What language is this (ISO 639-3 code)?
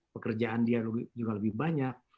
ind